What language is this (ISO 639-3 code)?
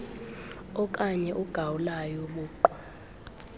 xho